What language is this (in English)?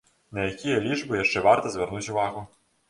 Belarusian